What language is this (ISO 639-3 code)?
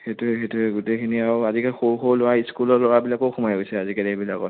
asm